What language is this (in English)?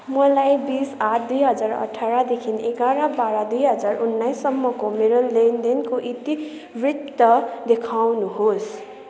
Nepali